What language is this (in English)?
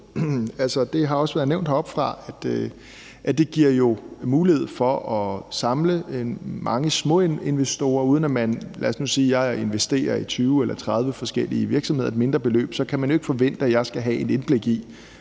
Danish